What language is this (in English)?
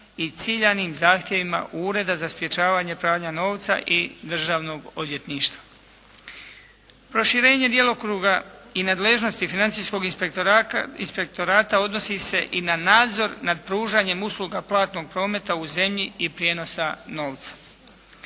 Croatian